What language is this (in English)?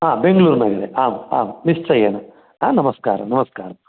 Sanskrit